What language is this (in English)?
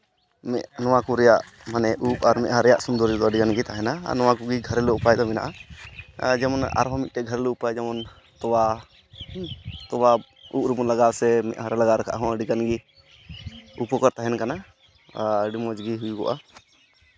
Santali